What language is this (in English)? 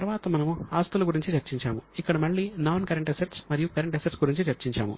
Telugu